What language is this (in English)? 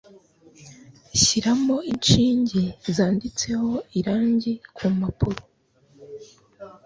Kinyarwanda